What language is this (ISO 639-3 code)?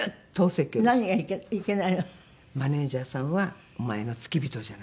jpn